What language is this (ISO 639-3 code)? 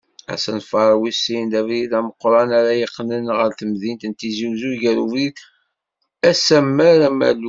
kab